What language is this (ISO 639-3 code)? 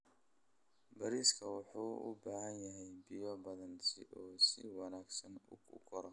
som